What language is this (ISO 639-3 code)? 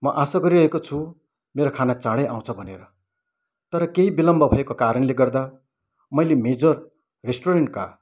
nep